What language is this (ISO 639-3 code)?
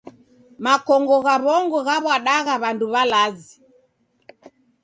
dav